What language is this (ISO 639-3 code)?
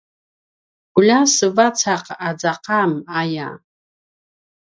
pwn